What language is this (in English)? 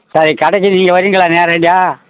Tamil